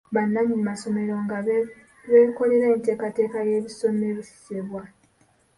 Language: Ganda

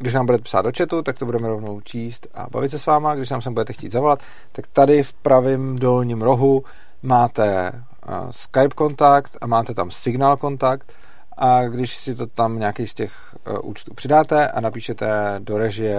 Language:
Czech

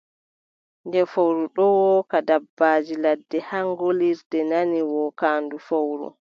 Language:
Adamawa Fulfulde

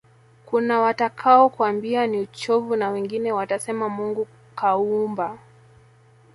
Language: Swahili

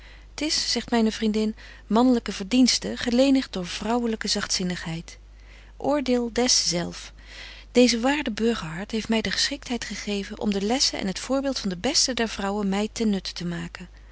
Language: Dutch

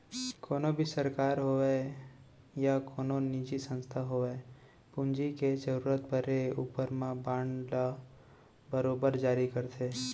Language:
Chhattisgarhi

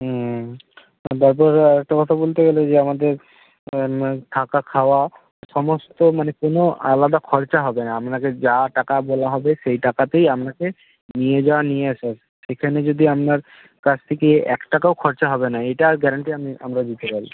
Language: Bangla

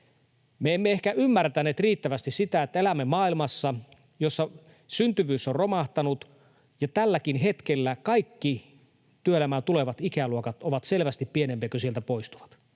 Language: Finnish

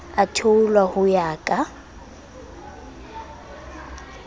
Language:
Southern Sotho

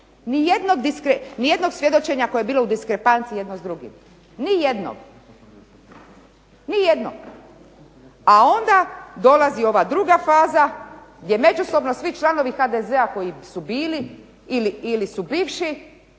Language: Croatian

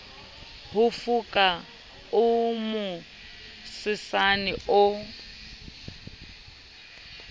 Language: Southern Sotho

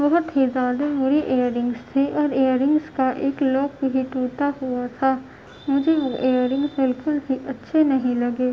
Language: Urdu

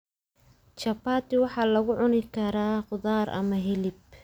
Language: Somali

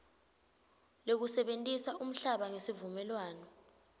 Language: Swati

